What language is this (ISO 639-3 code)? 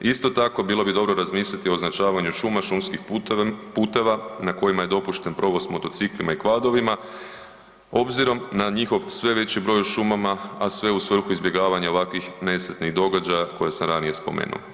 hrv